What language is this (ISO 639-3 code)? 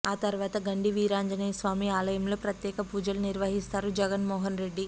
tel